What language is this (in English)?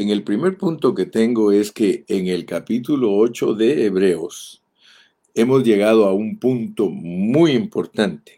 Spanish